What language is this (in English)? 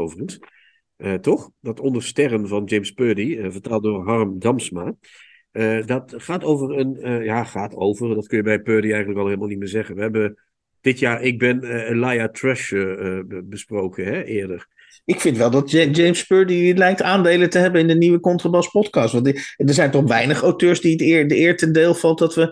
Dutch